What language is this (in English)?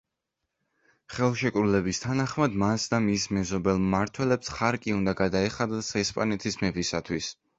Georgian